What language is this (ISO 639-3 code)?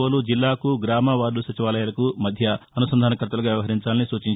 tel